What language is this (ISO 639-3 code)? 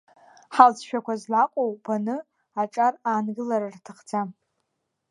abk